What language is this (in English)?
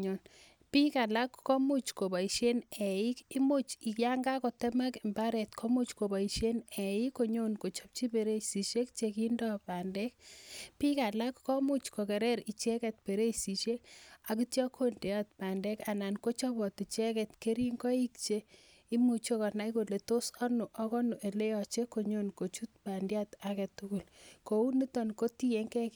Kalenjin